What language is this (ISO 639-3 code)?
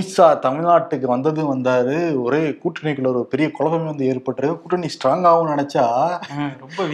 tam